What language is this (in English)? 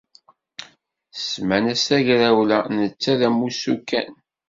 Kabyle